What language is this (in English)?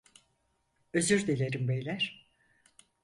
Turkish